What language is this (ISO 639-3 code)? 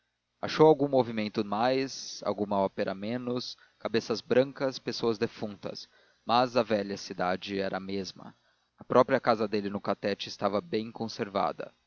por